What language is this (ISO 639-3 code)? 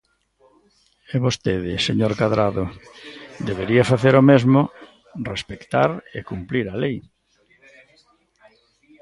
glg